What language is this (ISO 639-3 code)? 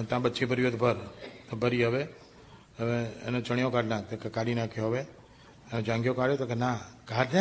guj